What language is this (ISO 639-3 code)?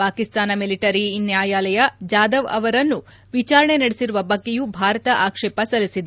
kan